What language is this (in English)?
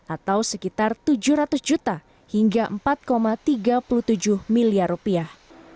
Indonesian